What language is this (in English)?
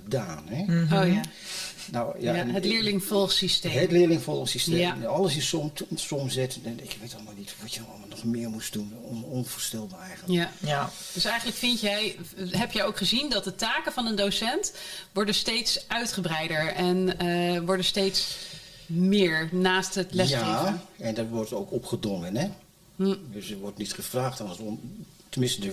Dutch